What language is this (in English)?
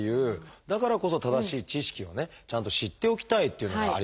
Japanese